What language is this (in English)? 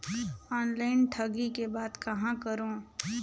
Chhattisgarhi